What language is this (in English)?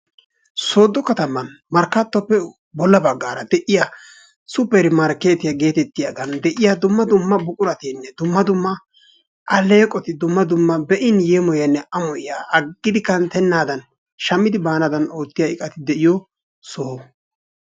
Wolaytta